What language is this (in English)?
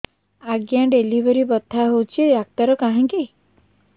Odia